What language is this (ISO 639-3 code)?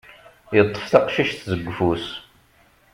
kab